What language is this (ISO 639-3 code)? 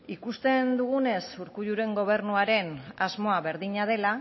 eus